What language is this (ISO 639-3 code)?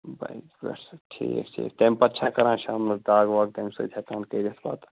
kas